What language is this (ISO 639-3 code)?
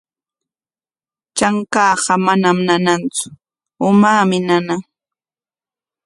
qwa